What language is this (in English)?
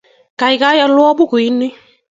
Kalenjin